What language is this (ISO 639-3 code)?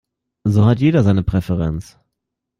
deu